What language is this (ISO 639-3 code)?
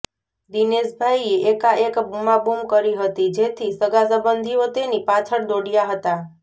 guj